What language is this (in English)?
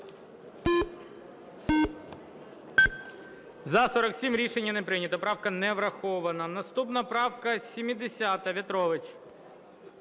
Ukrainian